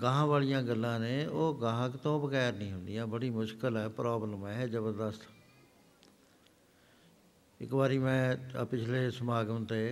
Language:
Punjabi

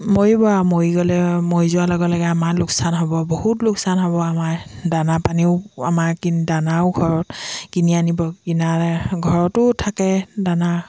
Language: Assamese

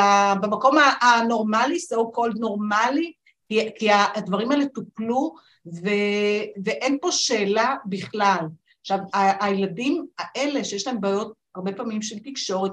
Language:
Hebrew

